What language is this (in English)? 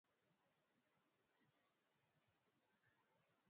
Swahili